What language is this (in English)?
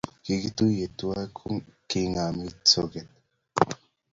Kalenjin